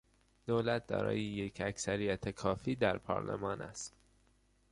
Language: Persian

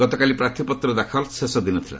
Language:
Odia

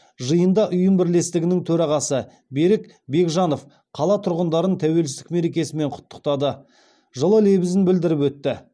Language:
Kazakh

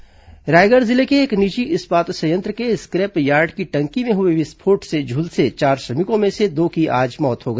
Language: Hindi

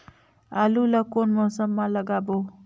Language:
Chhattisgarhi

